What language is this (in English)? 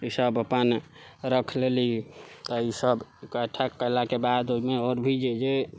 Maithili